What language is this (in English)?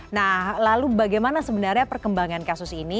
Indonesian